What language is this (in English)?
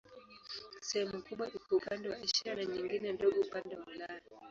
Swahili